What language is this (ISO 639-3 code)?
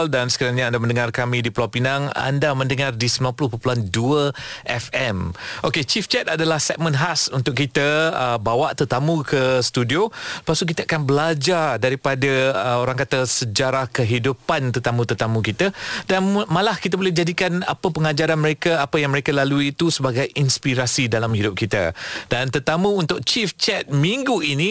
msa